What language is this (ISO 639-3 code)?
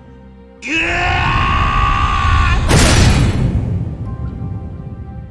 jpn